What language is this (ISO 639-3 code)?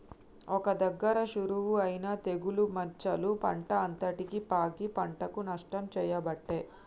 tel